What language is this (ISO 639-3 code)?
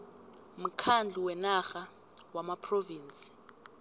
nbl